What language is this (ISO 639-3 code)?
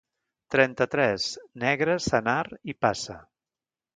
cat